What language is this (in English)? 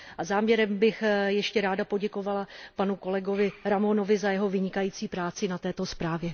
Czech